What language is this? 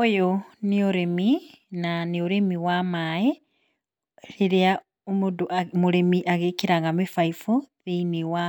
Kikuyu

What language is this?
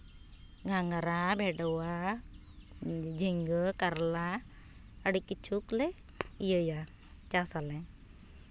Santali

